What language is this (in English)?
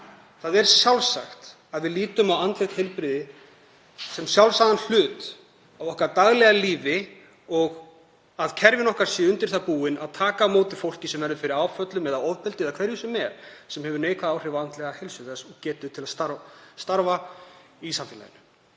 Icelandic